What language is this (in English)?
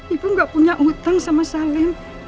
Indonesian